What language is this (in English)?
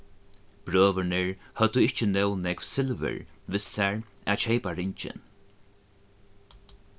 Faroese